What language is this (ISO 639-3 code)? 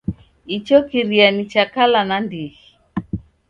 dav